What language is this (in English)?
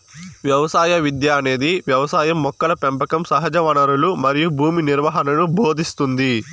Telugu